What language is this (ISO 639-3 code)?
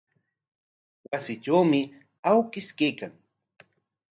qwa